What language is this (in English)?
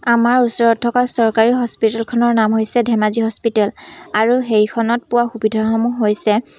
Assamese